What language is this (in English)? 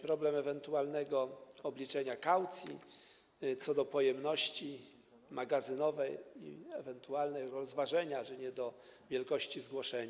Polish